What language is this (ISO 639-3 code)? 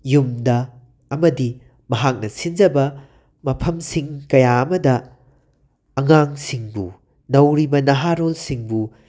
mni